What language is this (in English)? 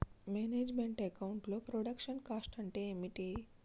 Telugu